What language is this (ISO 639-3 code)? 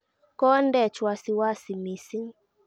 kln